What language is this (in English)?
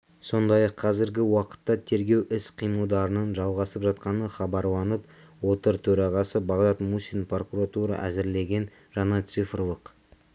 Kazakh